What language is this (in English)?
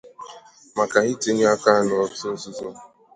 Igbo